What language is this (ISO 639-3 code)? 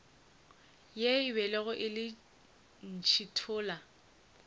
nso